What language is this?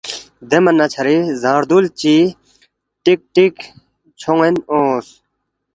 Balti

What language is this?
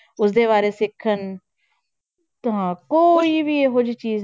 Punjabi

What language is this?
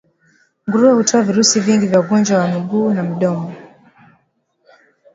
Swahili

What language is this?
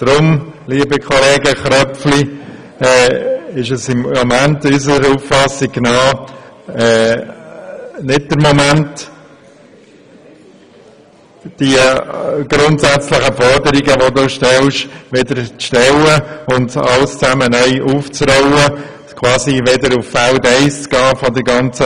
Swiss German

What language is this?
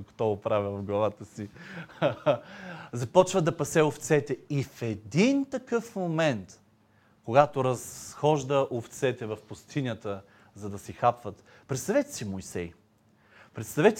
Bulgarian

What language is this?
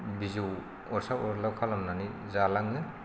Bodo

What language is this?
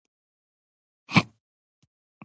Pashto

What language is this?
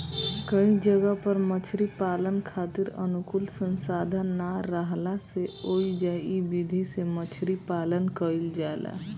Bhojpuri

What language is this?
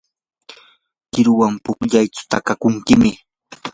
Yanahuanca Pasco Quechua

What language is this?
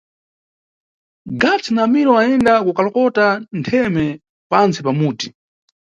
Nyungwe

